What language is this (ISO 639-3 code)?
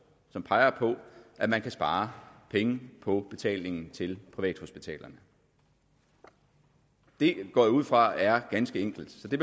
dan